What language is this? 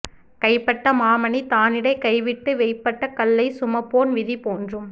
Tamil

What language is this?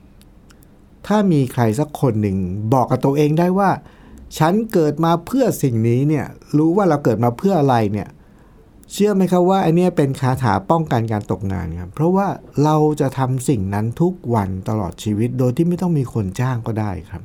Thai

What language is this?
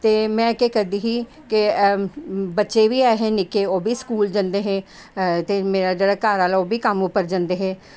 Dogri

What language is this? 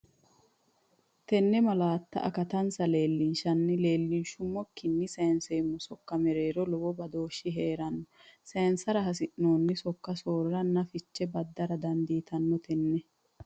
Sidamo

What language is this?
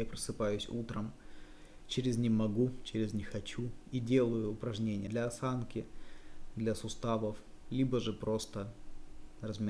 Russian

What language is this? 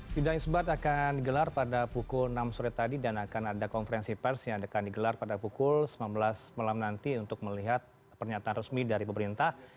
Indonesian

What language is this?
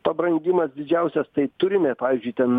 Lithuanian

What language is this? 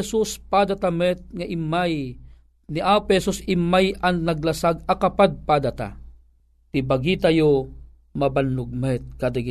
Filipino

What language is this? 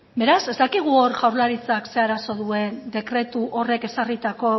Basque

